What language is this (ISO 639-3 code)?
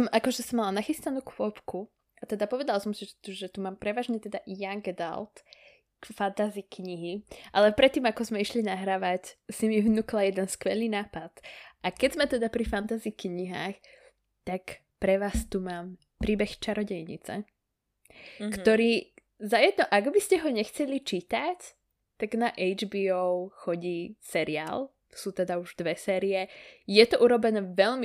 slk